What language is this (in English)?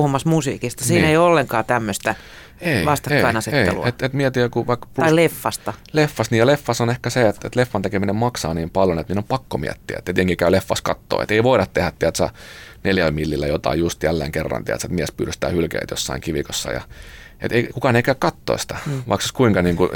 Finnish